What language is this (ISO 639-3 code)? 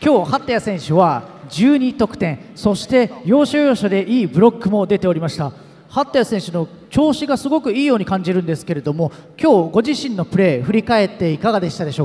jpn